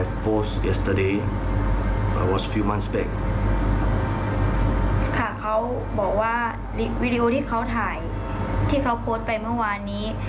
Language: Thai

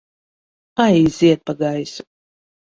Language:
Latvian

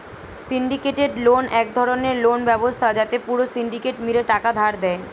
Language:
Bangla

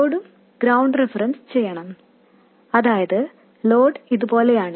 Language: Malayalam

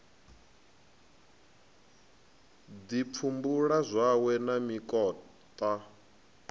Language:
Venda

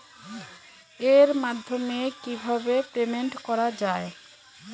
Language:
Bangla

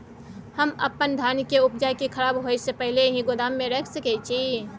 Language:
Maithili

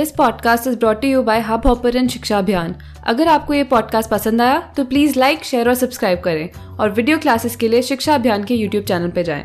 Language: Hindi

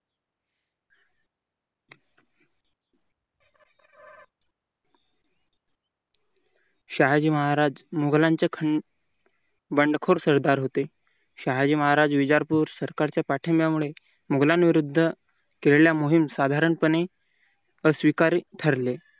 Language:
Marathi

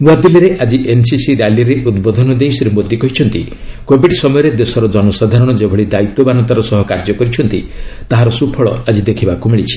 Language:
Odia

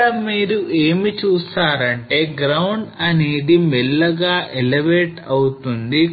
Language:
Telugu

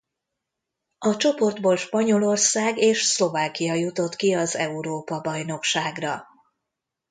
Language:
Hungarian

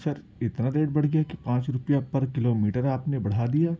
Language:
Urdu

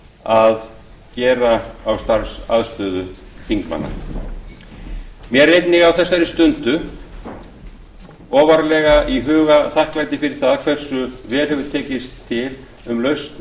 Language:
Icelandic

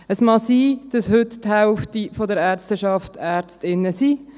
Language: Swiss German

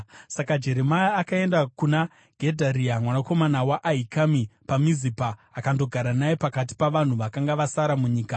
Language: Shona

